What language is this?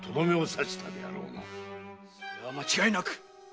Japanese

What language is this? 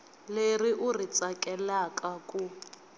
Tsonga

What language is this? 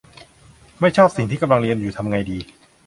Thai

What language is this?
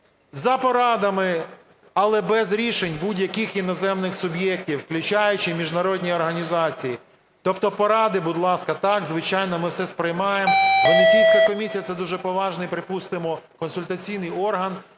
Ukrainian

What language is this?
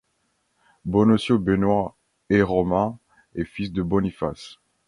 French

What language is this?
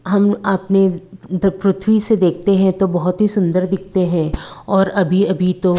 Hindi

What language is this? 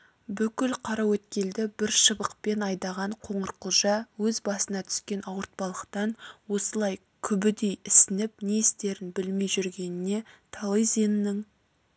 Kazakh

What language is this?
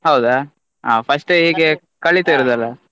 Kannada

